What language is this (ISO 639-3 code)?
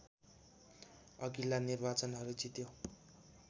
nep